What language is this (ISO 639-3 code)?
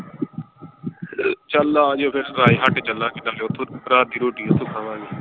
pan